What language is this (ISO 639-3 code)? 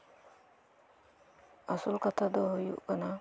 sat